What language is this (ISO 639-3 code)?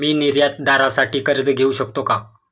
mar